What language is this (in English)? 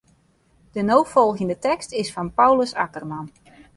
Western Frisian